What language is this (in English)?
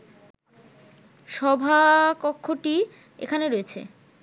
Bangla